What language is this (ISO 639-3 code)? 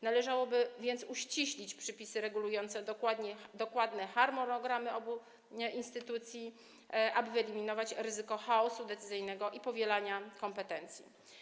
pol